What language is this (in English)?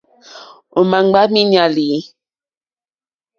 Mokpwe